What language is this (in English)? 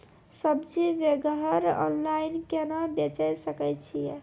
Maithili